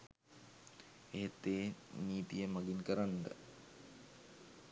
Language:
Sinhala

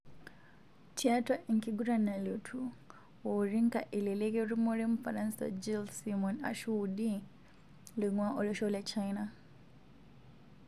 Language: Masai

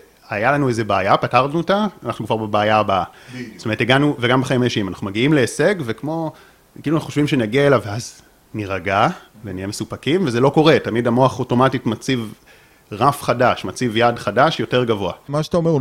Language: Hebrew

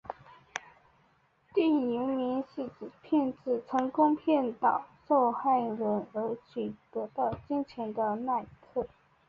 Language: Chinese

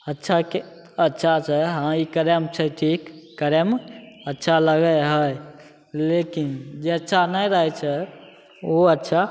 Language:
Maithili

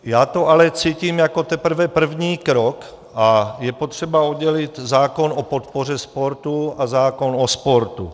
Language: Czech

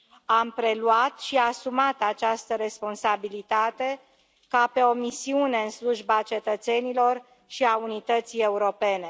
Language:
Romanian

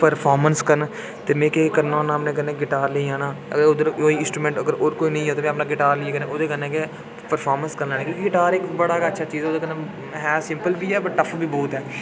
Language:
Dogri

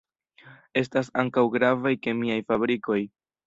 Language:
Esperanto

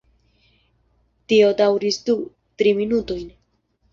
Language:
Esperanto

